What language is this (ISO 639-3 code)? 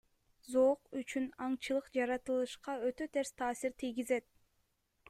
kir